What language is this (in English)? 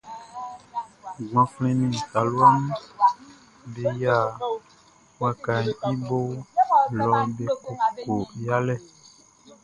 Baoulé